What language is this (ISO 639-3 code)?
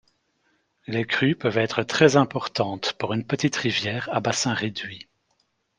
fra